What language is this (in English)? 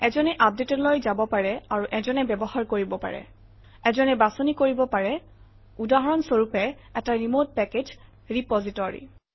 Assamese